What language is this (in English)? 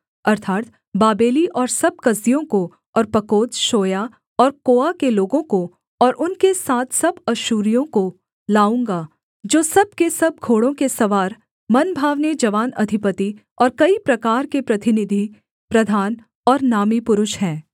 Hindi